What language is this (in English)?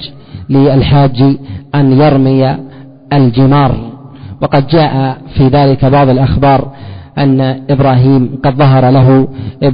Arabic